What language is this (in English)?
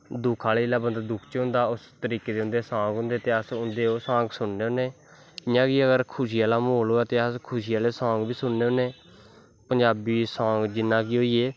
Dogri